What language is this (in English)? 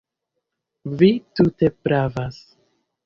Esperanto